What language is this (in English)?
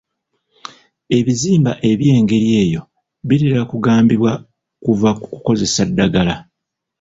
Ganda